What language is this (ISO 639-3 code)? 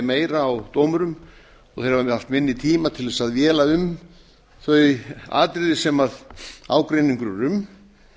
isl